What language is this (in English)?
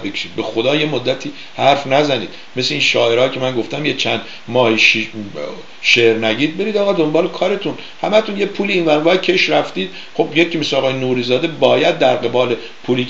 Persian